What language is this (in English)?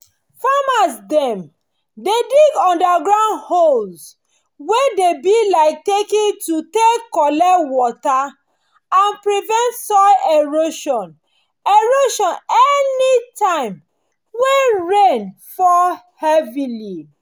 Nigerian Pidgin